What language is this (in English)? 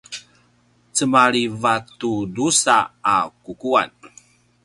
Paiwan